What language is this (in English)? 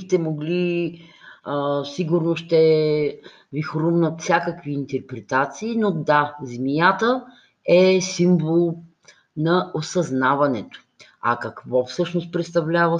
Bulgarian